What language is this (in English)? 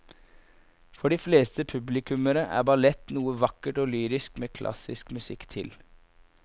Norwegian